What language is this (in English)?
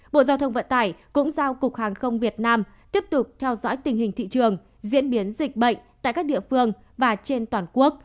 Vietnamese